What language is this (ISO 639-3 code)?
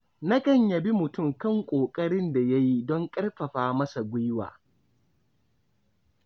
hau